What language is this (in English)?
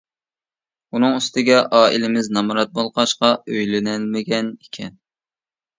Uyghur